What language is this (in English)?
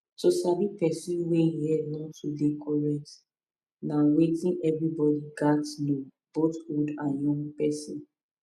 Nigerian Pidgin